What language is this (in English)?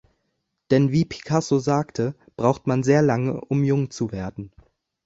German